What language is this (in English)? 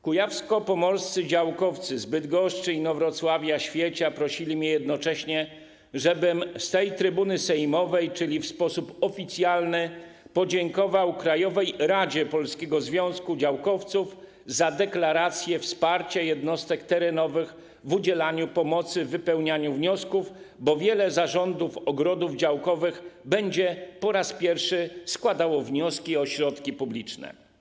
Polish